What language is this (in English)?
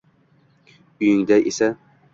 Uzbek